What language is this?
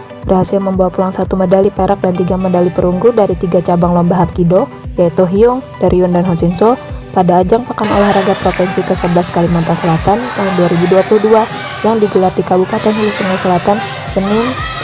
Indonesian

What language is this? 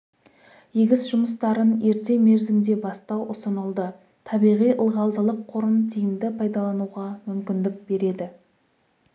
Kazakh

